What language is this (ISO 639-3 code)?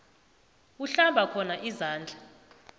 nbl